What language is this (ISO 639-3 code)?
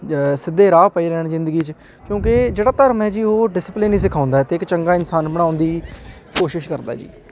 pan